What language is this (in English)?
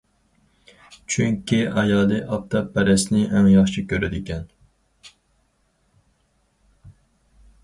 Uyghur